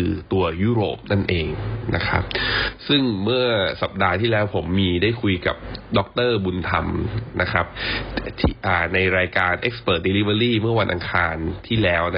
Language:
Thai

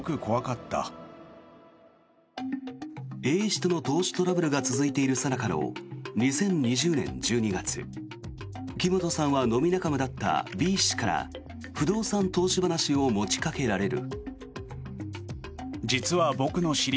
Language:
Japanese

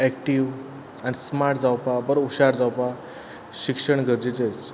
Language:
Konkani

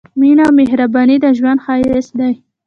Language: Pashto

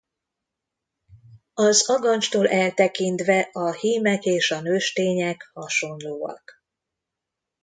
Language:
Hungarian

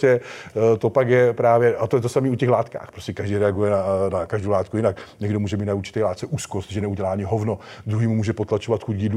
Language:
Czech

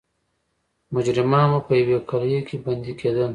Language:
Pashto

